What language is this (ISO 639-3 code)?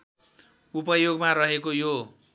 nep